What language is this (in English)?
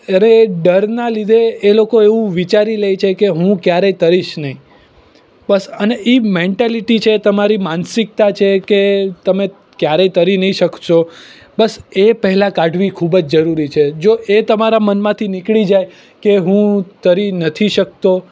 Gujarati